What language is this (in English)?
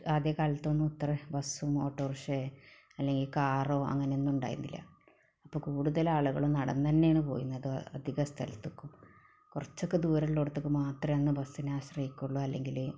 Malayalam